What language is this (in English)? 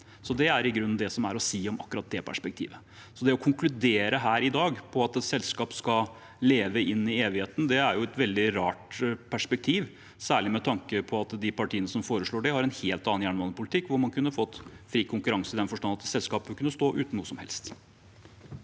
Norwegian